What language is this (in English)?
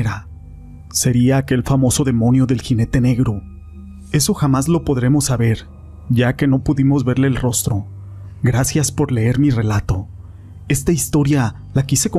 Spanish